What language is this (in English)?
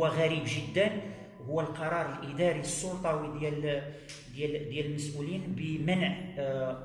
Arabic